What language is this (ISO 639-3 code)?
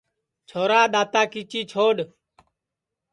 ssi